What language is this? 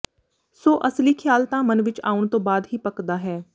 Punjabi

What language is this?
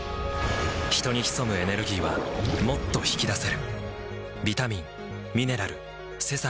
Japanese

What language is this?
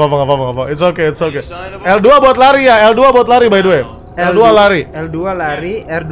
Indonesian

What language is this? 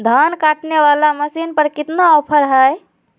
Magahi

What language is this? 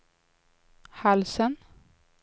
Swedish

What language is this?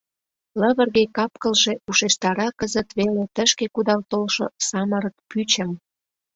Mari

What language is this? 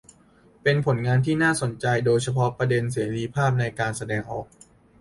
Thai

